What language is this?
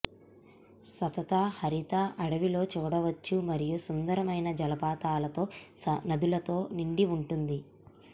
Telugu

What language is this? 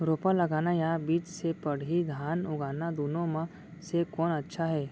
Chhattisgarhi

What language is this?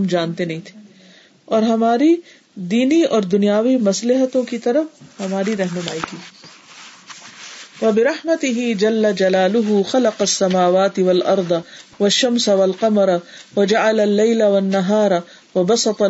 Urdu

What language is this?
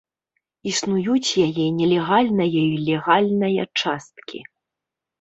Belarusian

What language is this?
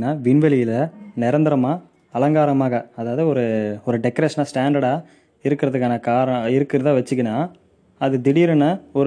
Tamil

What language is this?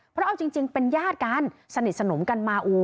Thai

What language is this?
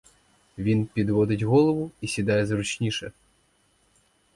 Ukrainian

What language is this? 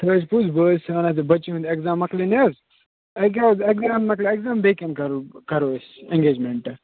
Kashmiri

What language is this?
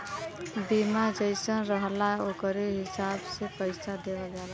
Bhojpuri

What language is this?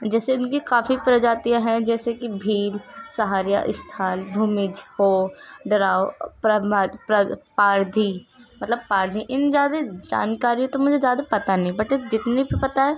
Urdu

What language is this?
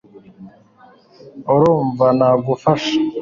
Kinyarwanda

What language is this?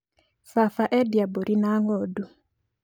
Kikuyu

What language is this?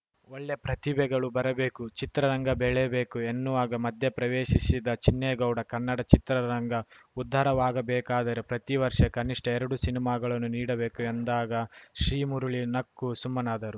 Kannada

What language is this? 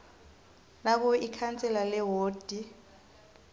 South Ndebele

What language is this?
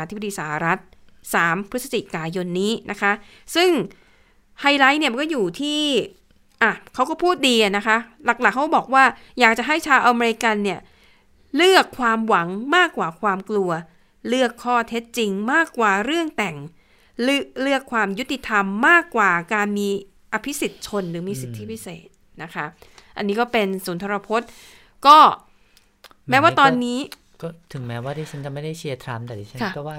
Thai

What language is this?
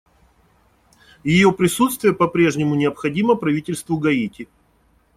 Russian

